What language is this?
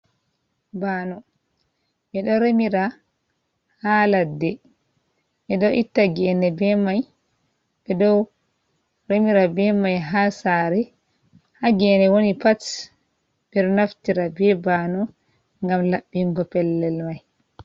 Fula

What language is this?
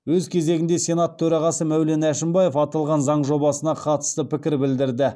Kazakh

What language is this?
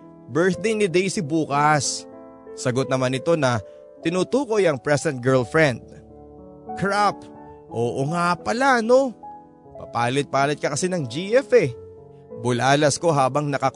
Filipino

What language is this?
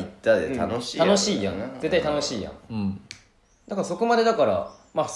Japanese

